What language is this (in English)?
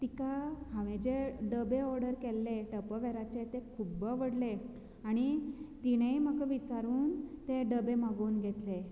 Konkani